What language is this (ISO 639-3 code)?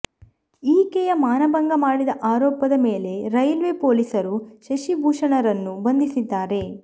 kan